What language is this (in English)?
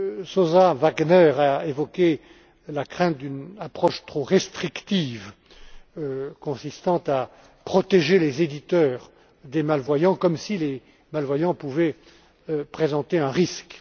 French